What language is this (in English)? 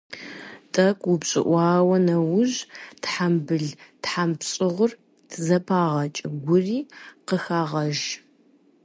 Kabardian